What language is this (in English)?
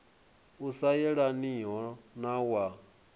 Venda